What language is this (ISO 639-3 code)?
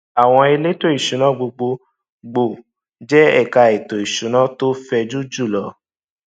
yor